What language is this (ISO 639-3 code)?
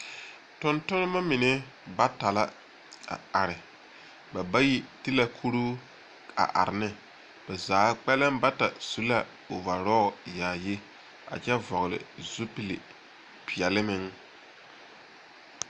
dga